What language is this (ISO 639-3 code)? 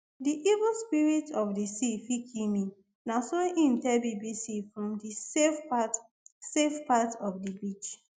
pcm